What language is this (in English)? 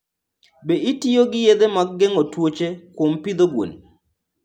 Luo (Kenya and Tanzania)